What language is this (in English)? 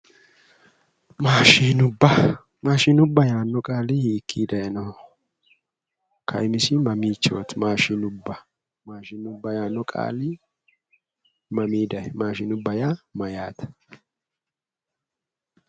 Sidamo